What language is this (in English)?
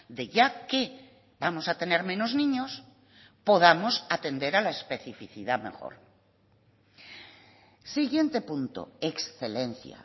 Spanish